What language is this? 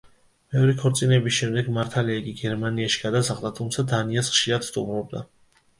Georgian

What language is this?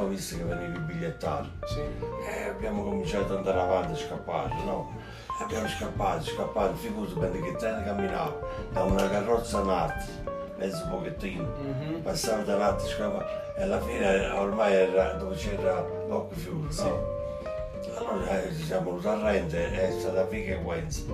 Italian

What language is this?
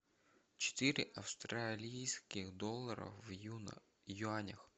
Russian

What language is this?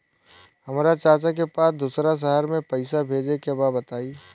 Bhojpuri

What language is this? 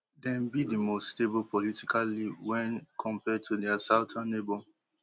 Nigerian Pidgin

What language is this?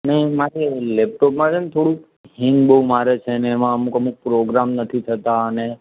Gujarati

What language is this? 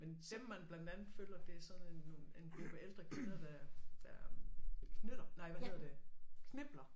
Danish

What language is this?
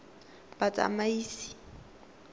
Tswana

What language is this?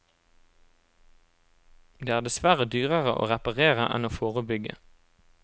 Norwegian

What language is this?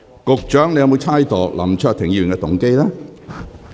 Cantonese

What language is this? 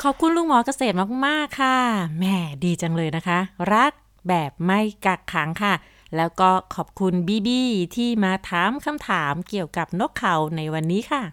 Thai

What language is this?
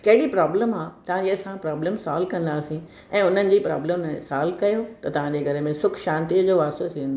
Sindhi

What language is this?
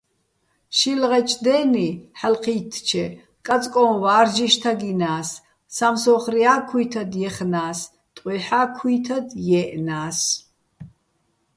Bats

